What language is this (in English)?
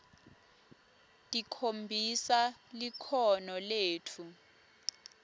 Swati